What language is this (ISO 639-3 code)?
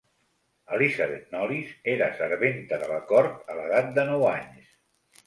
cat